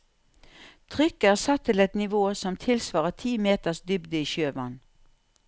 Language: Norwegian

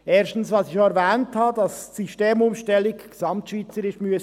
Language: Swiss German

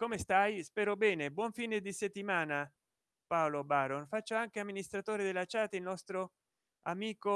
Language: Italian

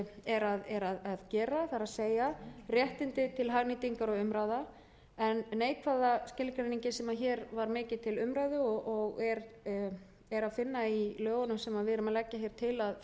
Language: Icelandic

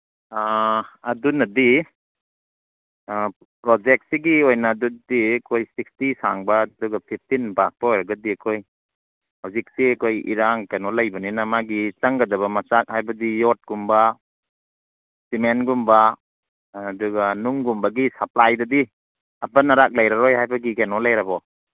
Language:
Manipuri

